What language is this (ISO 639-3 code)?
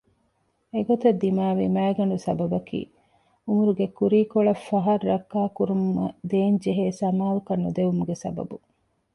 div